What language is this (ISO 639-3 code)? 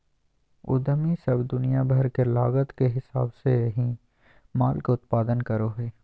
mag